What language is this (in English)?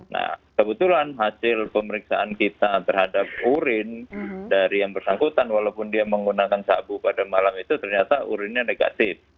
Indonesian